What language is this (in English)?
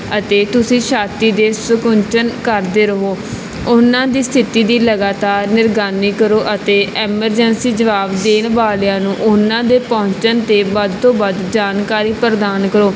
Punjabi